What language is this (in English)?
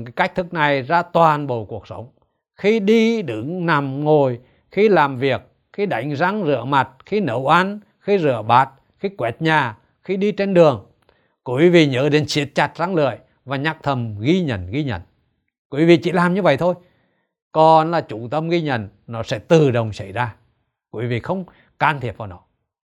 Vietnamese